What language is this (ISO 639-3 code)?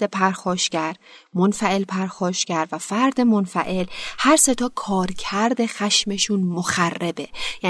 fas